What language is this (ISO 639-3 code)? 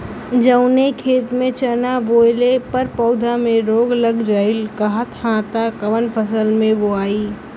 bho